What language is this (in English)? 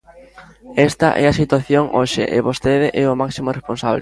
Galician